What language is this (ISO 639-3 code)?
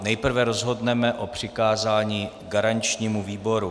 ces